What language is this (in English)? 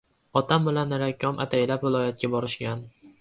Uzbek